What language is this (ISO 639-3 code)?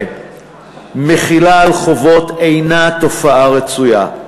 heb